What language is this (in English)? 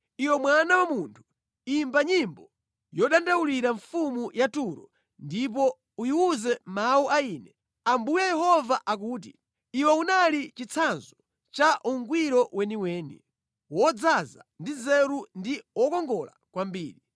Nyanja